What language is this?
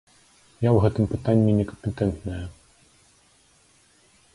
Belarusian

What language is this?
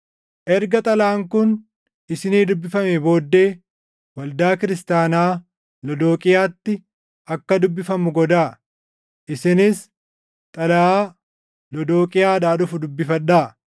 Oromo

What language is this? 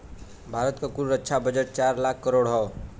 Bhojpuri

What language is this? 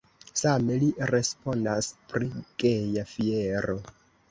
Esperanto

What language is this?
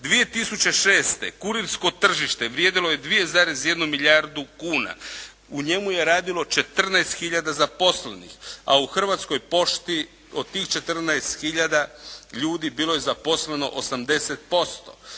Croatian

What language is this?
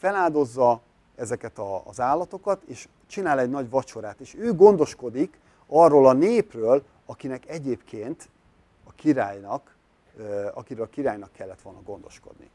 Hungarian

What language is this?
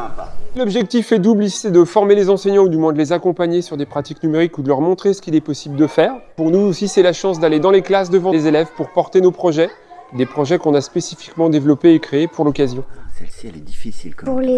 French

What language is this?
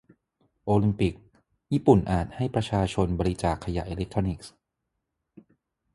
Thai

